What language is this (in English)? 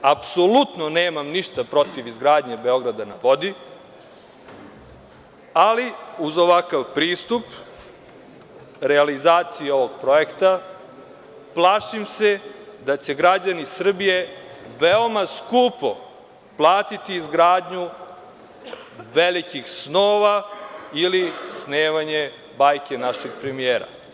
Serbian